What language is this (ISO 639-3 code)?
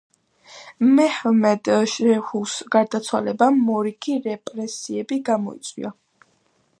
kat